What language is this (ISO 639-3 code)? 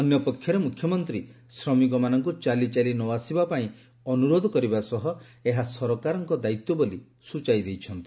ori